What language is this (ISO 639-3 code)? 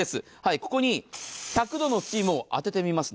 jpn